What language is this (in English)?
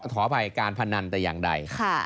Thai